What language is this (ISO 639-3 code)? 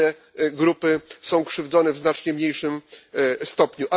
pol